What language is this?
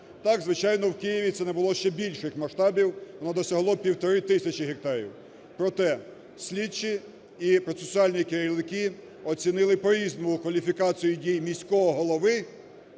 Ukrainian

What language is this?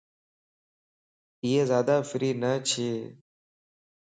Lasi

